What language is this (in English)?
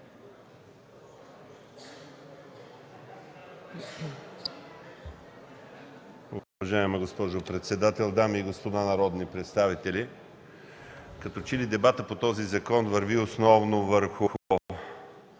Bulgarian